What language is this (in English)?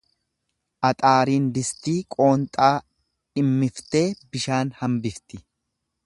Oromo